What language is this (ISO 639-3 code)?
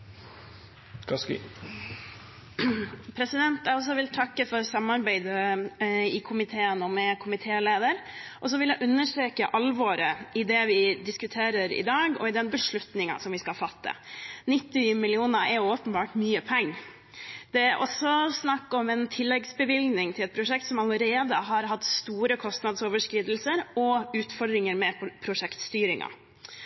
nob